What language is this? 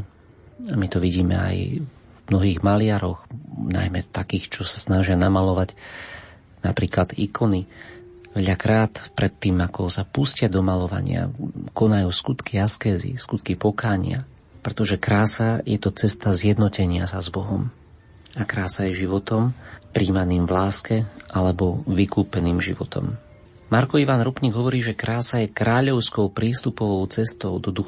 Slovak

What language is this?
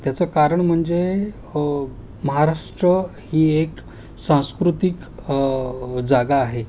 Marathi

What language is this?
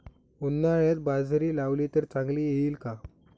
Marathi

